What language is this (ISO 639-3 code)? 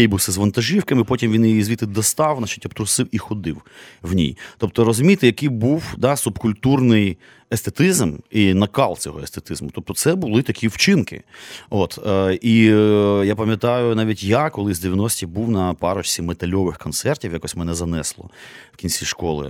ukr